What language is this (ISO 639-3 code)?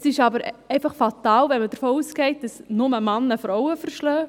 gsw